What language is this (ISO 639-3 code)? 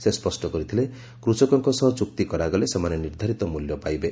ori